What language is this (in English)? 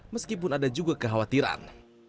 Indonesian